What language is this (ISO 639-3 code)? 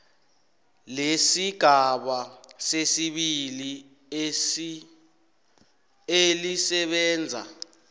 nbl